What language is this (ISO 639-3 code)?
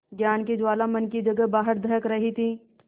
hin